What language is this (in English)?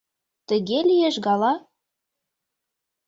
Mari